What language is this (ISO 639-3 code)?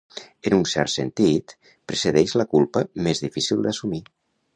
cat